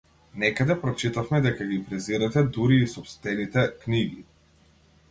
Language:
Macedonian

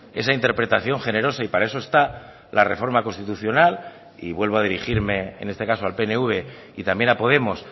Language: Spanish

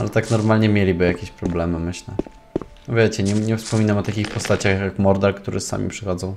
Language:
Polish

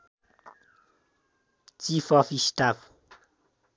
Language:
Nepali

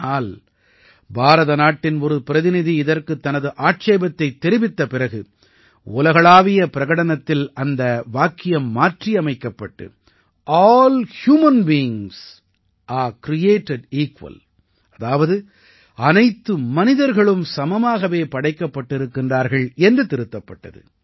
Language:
Tamil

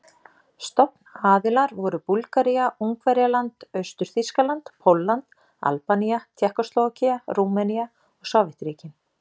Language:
Icelandic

